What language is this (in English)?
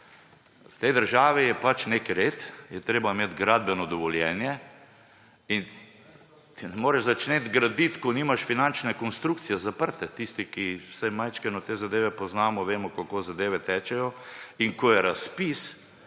Slovenian